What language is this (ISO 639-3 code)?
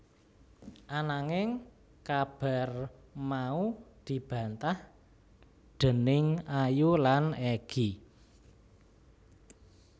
jav